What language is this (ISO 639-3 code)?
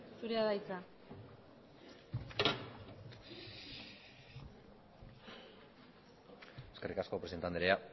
eus